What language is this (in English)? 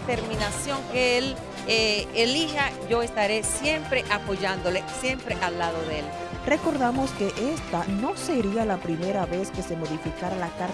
Spanish